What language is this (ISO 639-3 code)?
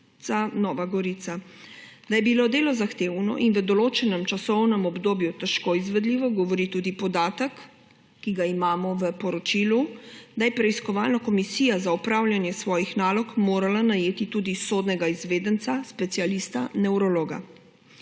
slv